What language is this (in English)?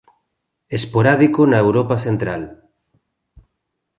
Galician